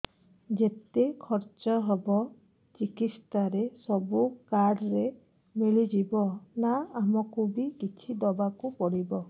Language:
Odia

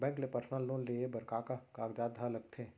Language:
Chhattisgarhi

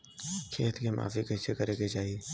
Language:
Bhojpuri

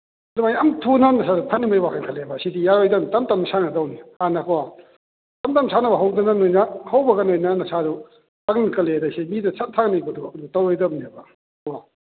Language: Manipuri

